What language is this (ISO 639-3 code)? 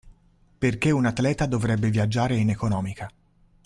ita